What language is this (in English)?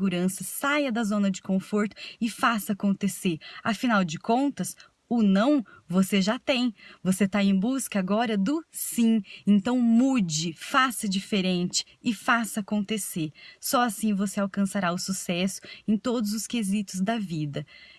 Portuguese